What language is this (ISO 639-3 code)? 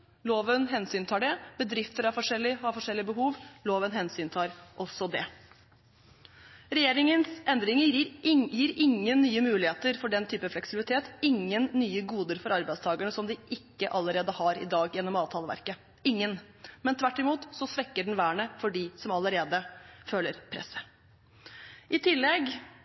nob